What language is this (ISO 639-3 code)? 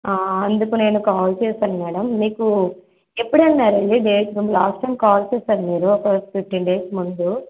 tel